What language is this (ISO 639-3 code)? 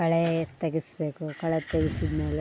kan